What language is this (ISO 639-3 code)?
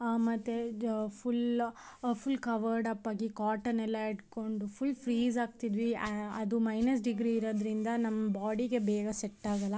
kan